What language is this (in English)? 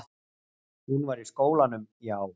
Icelandic